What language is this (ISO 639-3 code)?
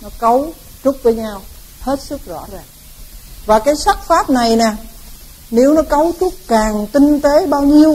vie